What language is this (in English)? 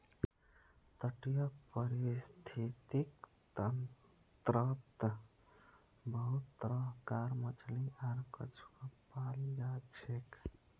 Magahi